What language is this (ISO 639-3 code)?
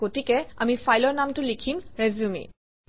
asm